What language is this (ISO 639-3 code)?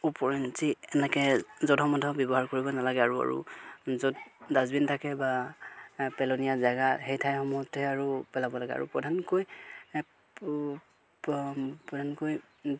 asm